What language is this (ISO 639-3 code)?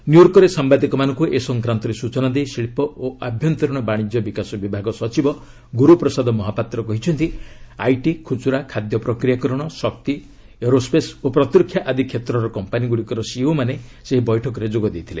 ori